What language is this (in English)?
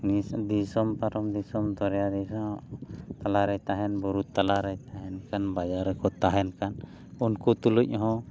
Santali